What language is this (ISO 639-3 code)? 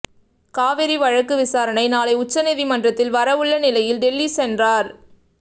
tam